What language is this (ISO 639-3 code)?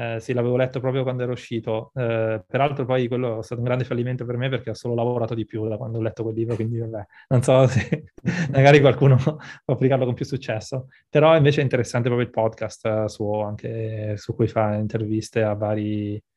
ita